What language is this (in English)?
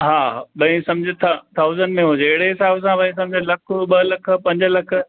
Sindhi